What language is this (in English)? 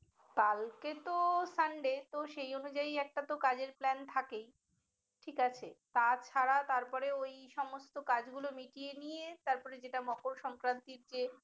Bangla